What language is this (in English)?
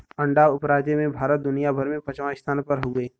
Bhojpuri